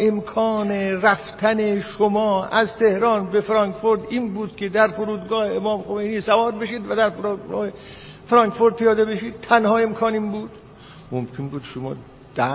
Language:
Persian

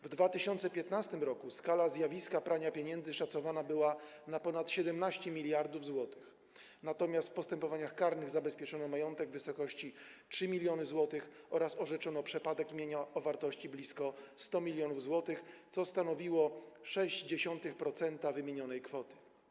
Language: Polish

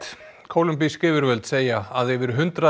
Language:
Icelandic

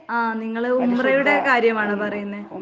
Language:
Malayalam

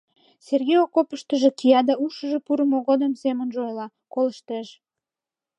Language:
Mari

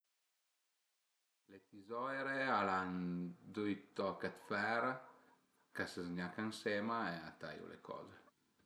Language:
Piedmontese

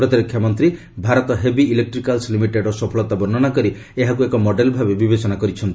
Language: Odia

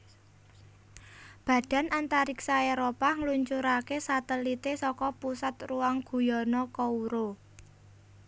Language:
Javanese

